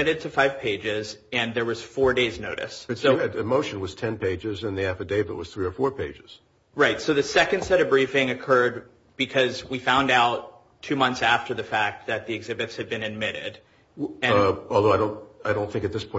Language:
English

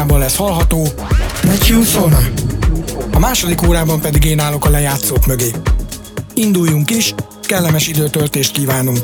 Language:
Hungarian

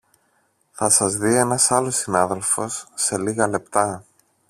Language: Greek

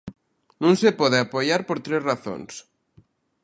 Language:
Galician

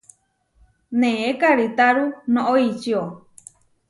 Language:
Huarijio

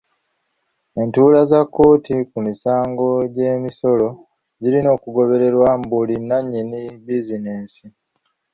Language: Ganda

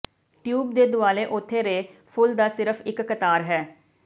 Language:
Punjabi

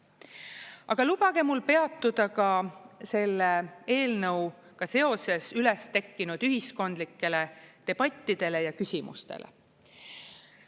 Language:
Estonian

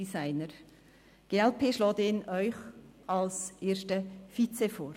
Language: Swiss German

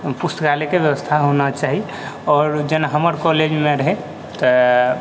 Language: Maithili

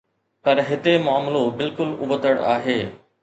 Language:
Sindhi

